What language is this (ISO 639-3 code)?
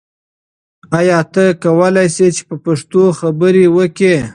pus